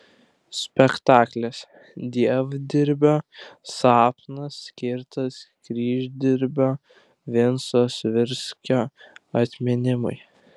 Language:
Lithuanian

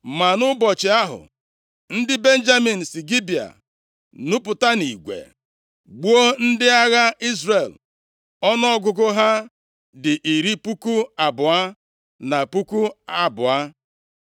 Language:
Igbo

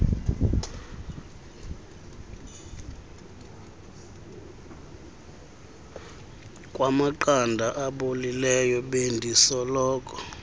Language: Xhosa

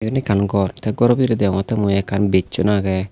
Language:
Chakma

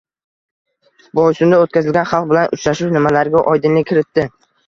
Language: Uzbek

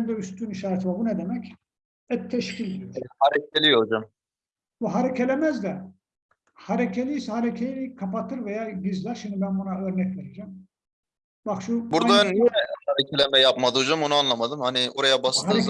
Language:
Turkish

